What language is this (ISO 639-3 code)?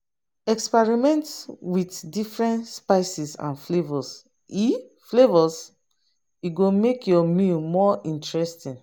pcm